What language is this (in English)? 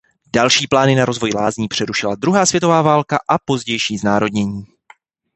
Czech